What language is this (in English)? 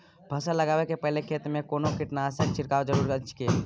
Maithili